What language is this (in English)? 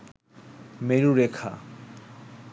Bangla